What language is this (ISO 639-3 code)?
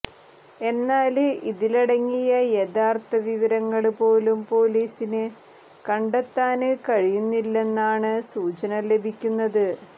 mal